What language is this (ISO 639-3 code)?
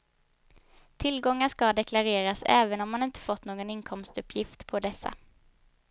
swe